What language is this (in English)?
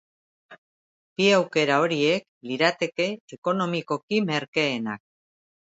Basque